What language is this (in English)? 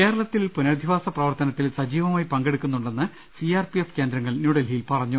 Malayalam